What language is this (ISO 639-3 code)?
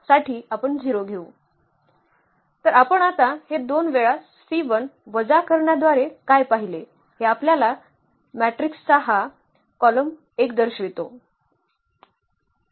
mar